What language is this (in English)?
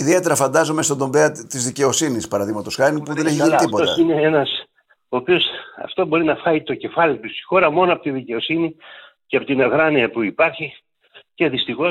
Greek